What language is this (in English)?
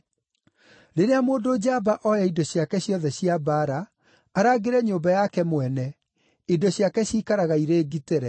Kikuyu